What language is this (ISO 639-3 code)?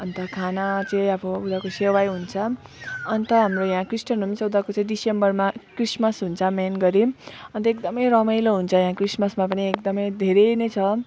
nep